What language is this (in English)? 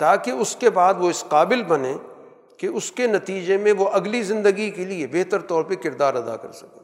Urdu